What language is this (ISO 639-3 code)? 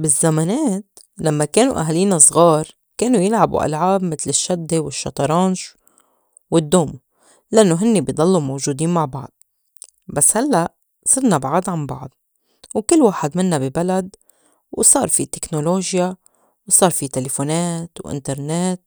apc